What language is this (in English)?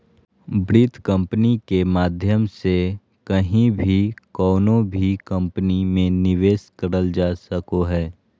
Magahi